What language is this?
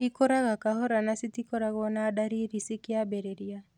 Kikuyu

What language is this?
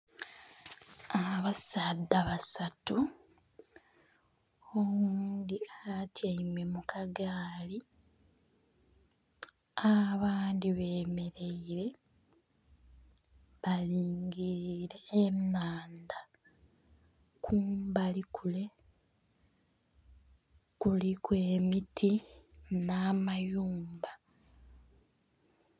Soga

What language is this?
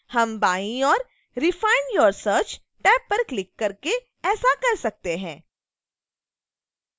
Hindi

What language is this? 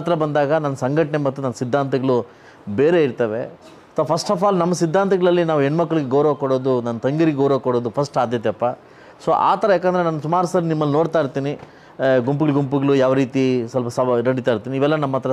Romanian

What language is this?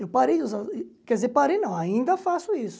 Portuguese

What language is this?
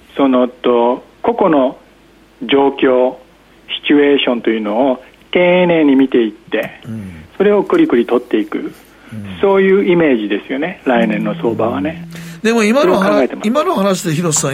Japanese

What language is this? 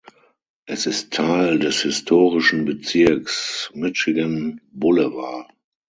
German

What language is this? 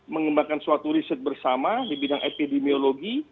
Indonesian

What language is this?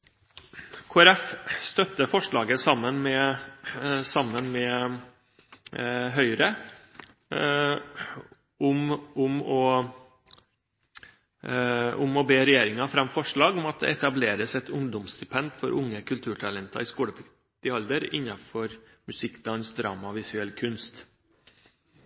Norwegian Bokmål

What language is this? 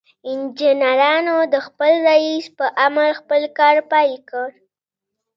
Pashto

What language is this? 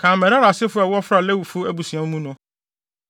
Akan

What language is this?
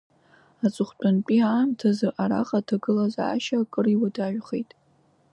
Abkhazian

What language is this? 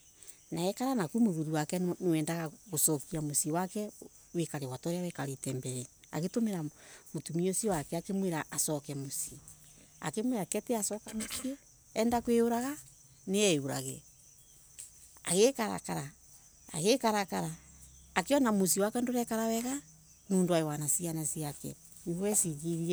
Embu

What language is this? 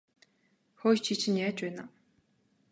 Mongolian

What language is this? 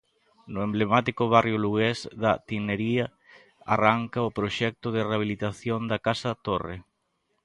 Galician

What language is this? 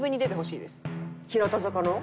Japanese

